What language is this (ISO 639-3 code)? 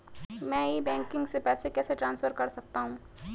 hin